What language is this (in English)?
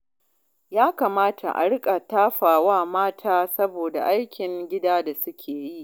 Hausa